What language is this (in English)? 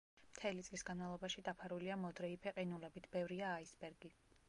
Georgian